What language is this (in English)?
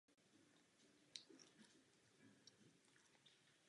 Czech